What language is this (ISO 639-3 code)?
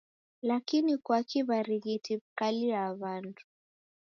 dav